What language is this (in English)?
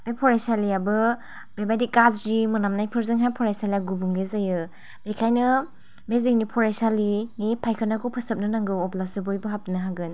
Bodo